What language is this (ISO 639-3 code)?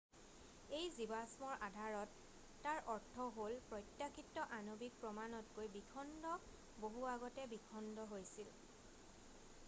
asm